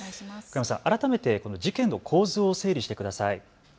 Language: Japanese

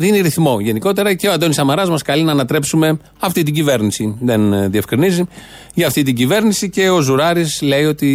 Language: Greek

